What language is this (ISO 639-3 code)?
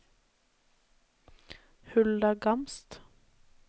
nor